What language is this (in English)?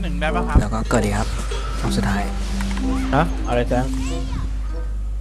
Thai